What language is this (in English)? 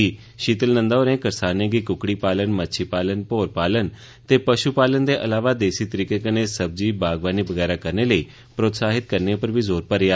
Dogri